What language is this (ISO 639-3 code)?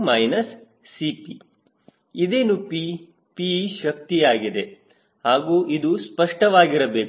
kan